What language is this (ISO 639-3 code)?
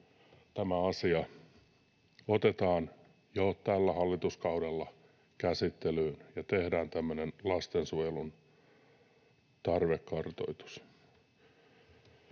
fin